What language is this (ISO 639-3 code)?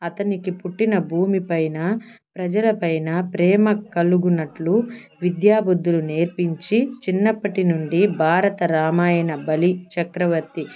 tel